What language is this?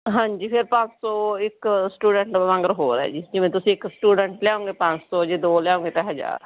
Punjabi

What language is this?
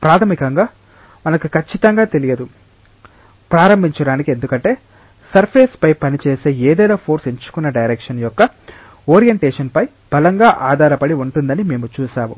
Telugu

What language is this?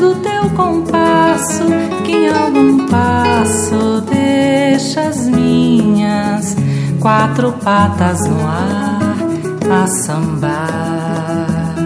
Portuguese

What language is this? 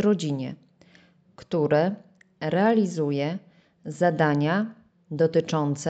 Polish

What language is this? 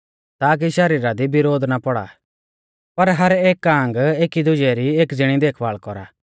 Mahasu Pahari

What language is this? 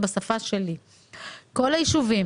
Hebrew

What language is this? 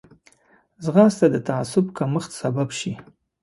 Pashto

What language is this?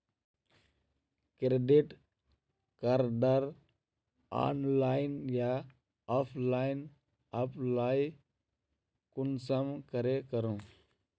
Magahi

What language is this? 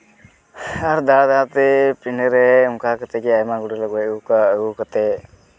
Santali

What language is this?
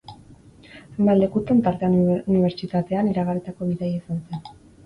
Basque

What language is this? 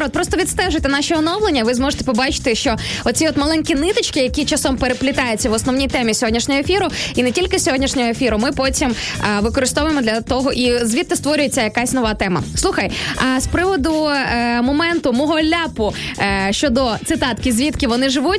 Ukrainian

